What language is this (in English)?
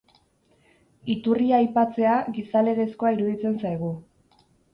Basque